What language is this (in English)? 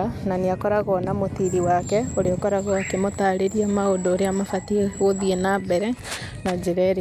Kikuyu